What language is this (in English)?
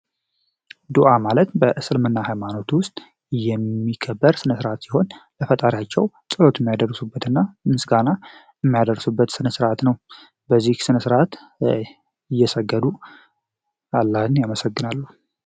Amharic